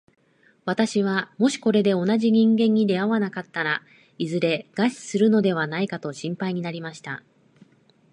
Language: Japanese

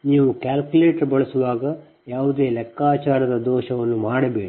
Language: Kannada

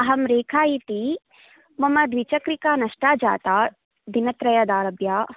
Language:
Sanskrit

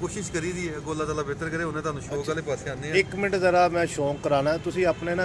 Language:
Hindi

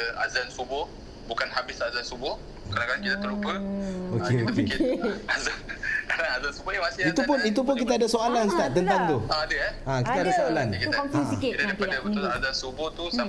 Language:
Malay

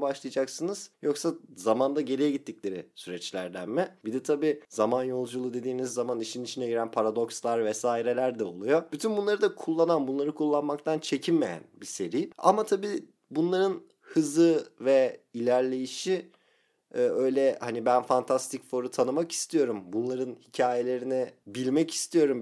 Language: Turkish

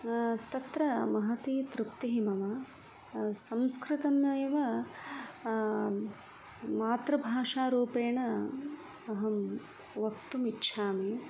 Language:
Sanskrit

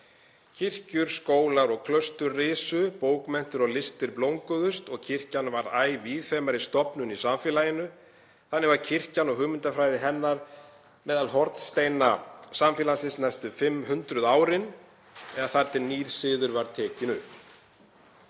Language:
Icelandic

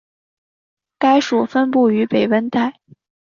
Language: Chinese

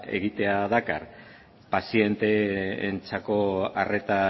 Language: Basque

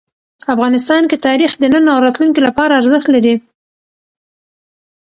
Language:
Pashto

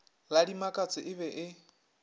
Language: Northern Sotho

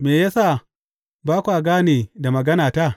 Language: Hausa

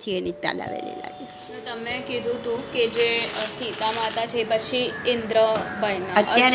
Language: Gujarati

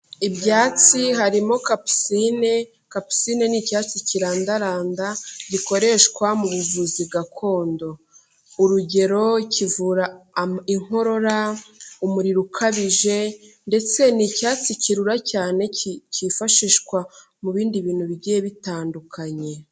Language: Kinyarwanda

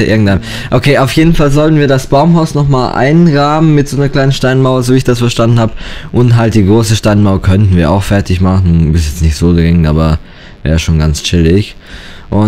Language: German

